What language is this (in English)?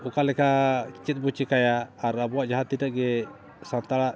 Santali